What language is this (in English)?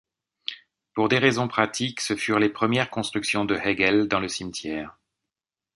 French